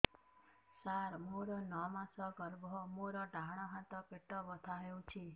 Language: Odia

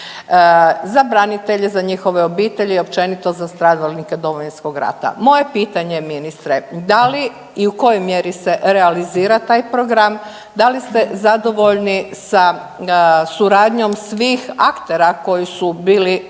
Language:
Croatian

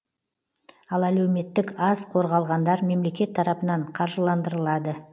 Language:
Kazakh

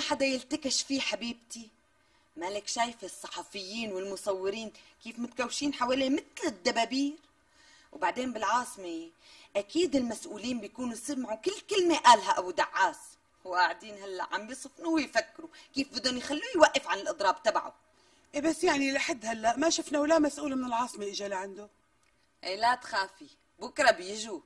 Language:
Arabic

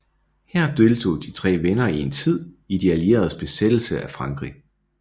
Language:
Danish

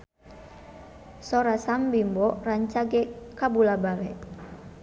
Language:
Sundanese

